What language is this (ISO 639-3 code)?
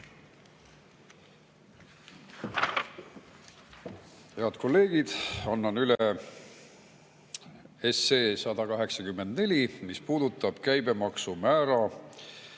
est